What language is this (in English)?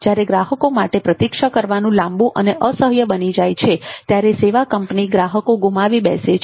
Gujarati